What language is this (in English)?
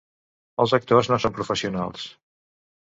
Catalan